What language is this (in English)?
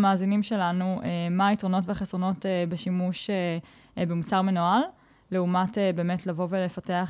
Hebrew